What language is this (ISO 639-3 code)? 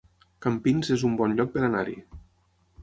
cat